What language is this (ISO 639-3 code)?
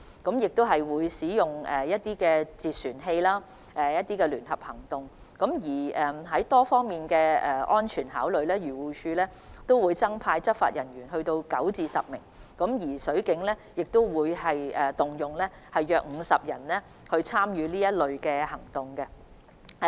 yue